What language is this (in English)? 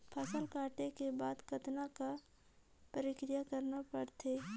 Chhattisgarhi